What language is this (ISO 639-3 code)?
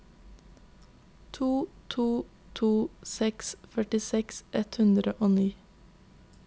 nor